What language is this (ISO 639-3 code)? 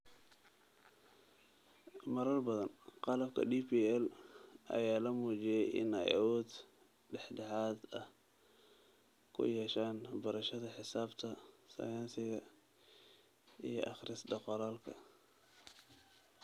som